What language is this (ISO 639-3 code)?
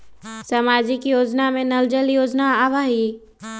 mag